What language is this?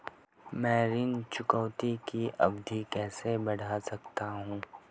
Hindi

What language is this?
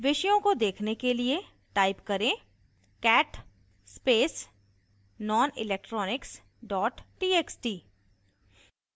Hindi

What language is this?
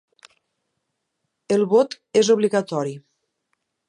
Catalan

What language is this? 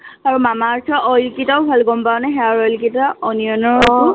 Assamese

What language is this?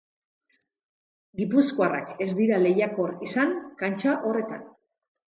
Basque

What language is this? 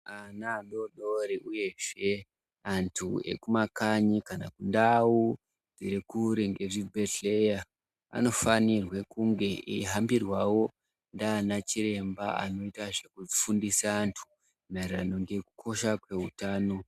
Ndau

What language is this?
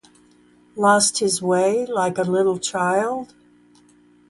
English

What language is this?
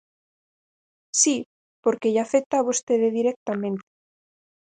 Galician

